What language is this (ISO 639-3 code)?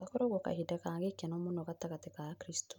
kik